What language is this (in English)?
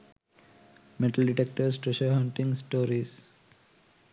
Sinhala